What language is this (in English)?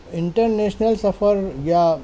Urdu